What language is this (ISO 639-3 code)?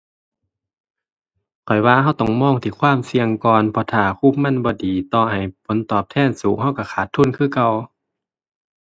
tha